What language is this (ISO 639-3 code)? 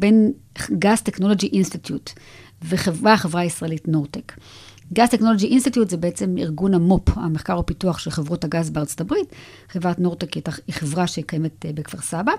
heb